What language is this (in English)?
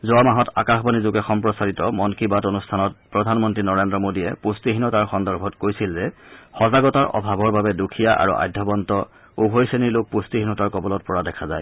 Assamese